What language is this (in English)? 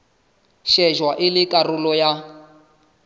Southern Sotho